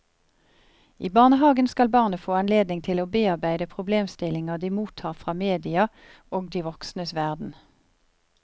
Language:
Norwegian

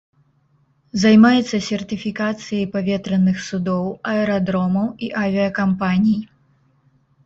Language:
Belarusian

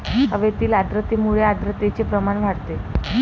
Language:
Marathi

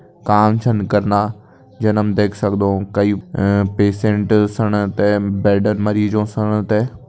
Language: Kumaoni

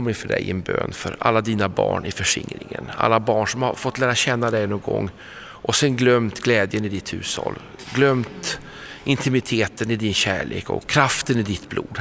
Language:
Swedish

